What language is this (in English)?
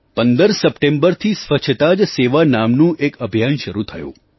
Gujarati